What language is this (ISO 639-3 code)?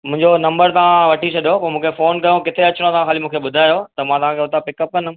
snd